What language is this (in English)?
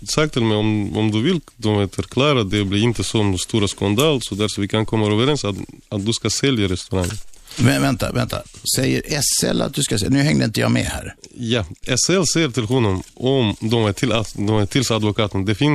Swedish